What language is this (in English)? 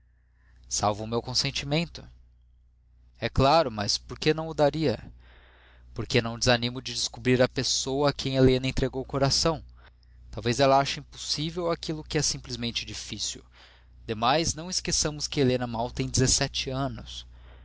Portuguese